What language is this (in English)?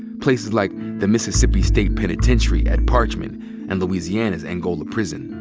English